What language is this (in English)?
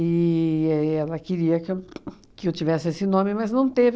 Portuguese